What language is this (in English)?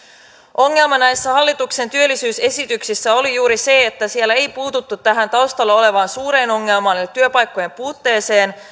Finnish